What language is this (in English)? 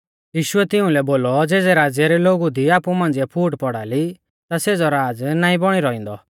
Mahasu Pahari